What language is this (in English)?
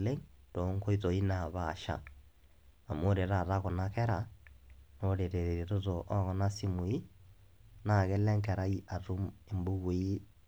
Masai